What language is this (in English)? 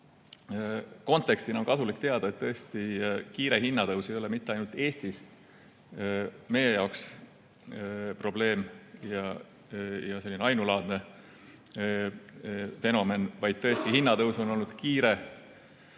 Estonian